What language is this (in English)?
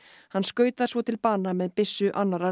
Icelandic